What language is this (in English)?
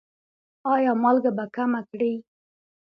Pashto